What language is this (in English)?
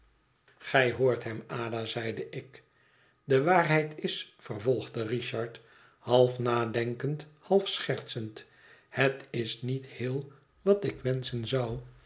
Dutch